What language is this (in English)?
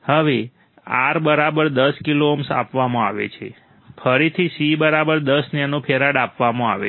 Gujarati